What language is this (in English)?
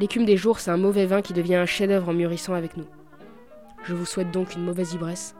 French